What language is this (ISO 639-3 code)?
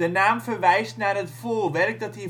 nld